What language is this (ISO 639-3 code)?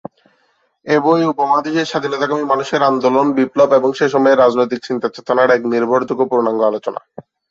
ben